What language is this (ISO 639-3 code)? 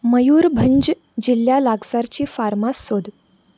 kok